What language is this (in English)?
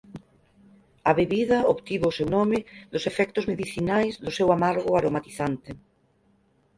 Galician